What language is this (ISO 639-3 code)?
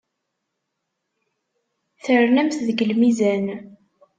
kab